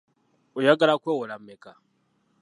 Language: Ganda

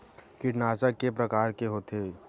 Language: Chhattisgarhi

